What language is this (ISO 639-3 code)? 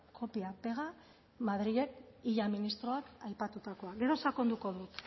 eus